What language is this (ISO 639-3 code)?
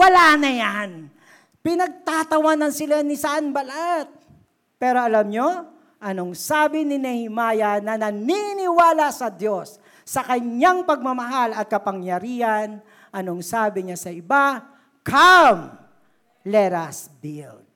fil